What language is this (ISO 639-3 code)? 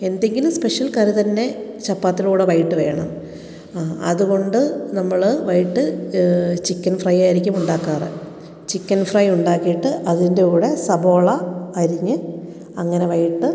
mal